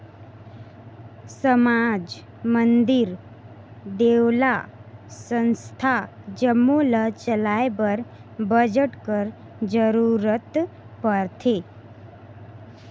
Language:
Chhattisgarhi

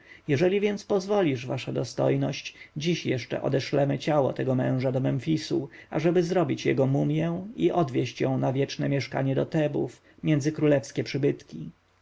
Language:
Polish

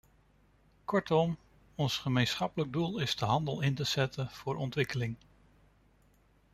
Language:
Dutch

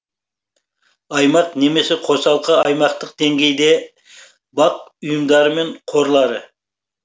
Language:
Kazakh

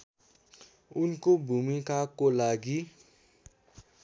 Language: Nepali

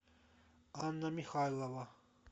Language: Russian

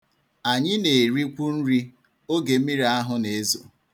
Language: Igbo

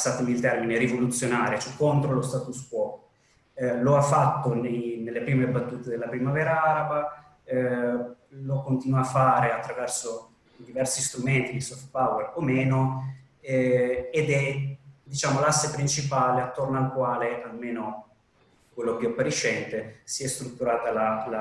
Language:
Italian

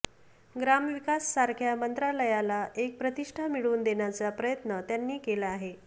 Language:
Marathi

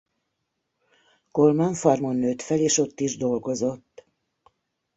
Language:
Hungarian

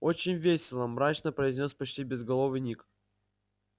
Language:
Russian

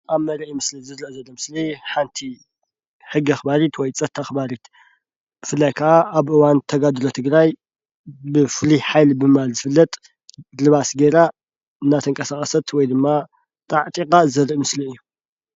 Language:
Tigrinya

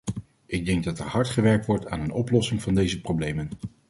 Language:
Dutch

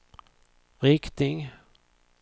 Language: Swedish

